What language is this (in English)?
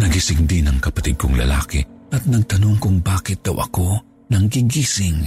Filipino